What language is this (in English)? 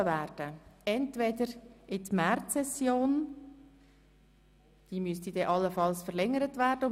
Swiss German